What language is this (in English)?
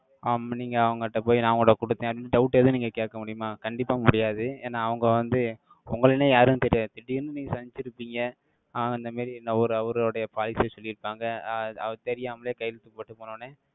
Tamil